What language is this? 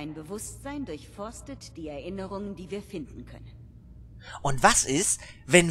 German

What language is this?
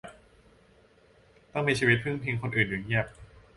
Thai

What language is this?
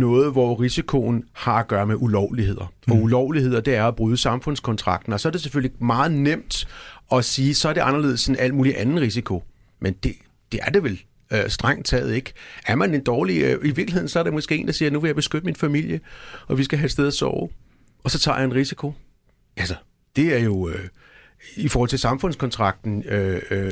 Danish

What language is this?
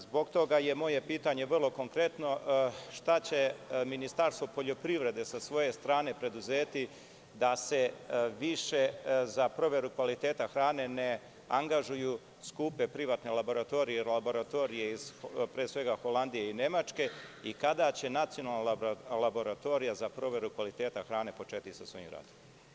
Serbian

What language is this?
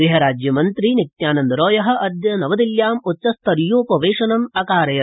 Sanskrit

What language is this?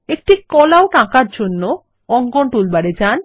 Bangla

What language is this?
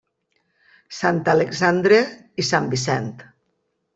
Catalan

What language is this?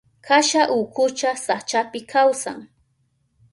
Southern Pastaza Quechua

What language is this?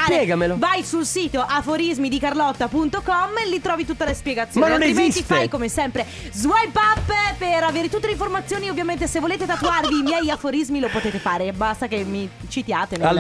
Italian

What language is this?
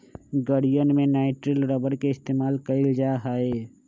Magahi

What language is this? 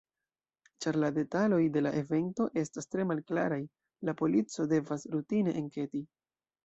Esperanto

